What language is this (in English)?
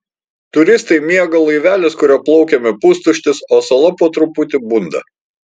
Lithuanian